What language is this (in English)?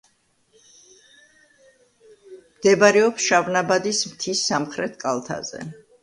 Georgian